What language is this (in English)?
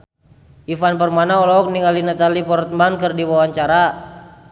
Sundanese